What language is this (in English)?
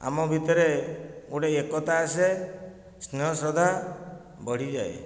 Odia